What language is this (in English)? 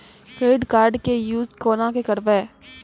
Maithili